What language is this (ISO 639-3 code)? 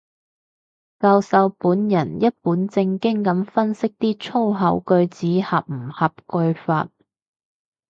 yue